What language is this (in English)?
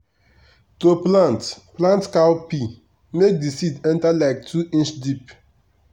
Nigerian Pidgin